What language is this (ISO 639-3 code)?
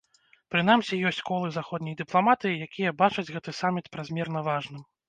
bel